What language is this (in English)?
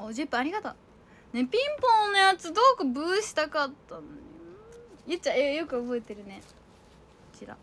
Japanese